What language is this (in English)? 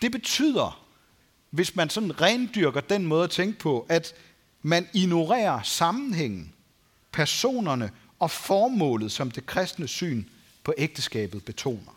Danish